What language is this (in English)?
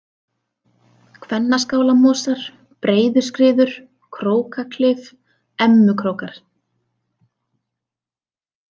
Icelandic